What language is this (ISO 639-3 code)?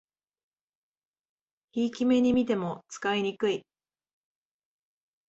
jpn